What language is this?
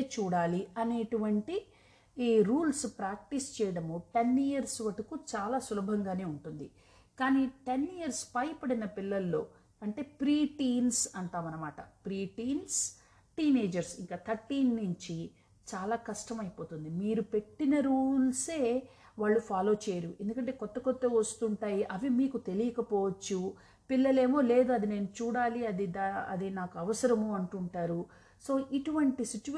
Telugu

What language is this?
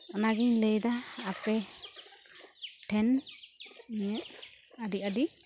Santali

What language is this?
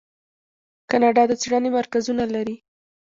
Pashto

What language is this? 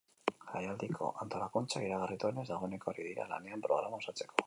Basque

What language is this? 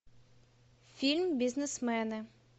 Russian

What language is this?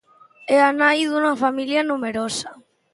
Galician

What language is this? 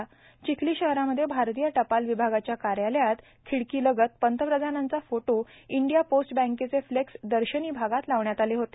Marathi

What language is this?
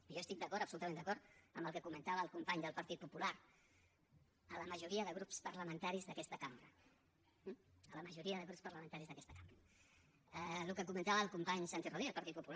Catalan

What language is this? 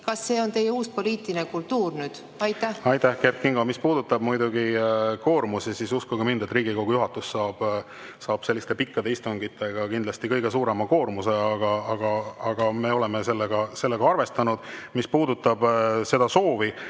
Estonian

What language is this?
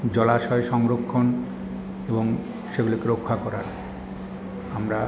Bangla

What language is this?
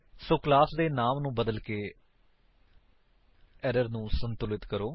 Punjabi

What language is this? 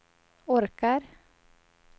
Swedish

